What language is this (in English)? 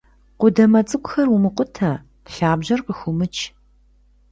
Kabardian